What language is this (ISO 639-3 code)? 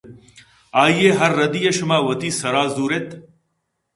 bgp